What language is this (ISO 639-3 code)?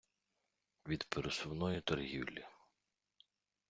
ukr